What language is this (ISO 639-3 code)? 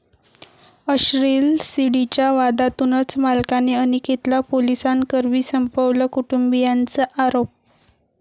mar